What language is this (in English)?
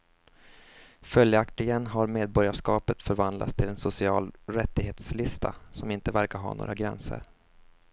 Swedish